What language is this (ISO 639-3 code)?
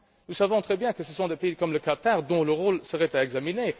fra